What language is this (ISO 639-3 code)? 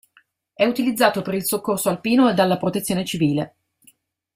ita